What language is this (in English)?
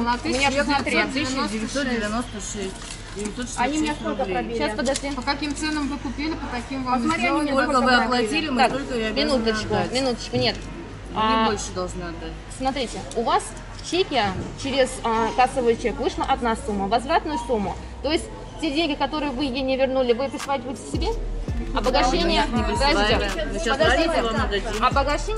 Russian